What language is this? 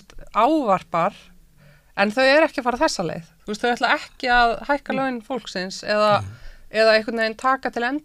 Dutch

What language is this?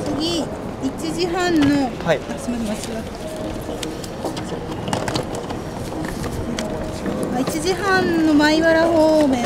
Japanese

